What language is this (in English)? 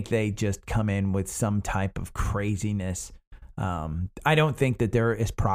English